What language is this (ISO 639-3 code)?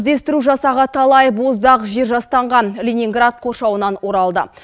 kaz